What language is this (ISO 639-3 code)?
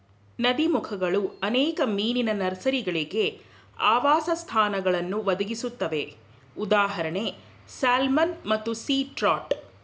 kan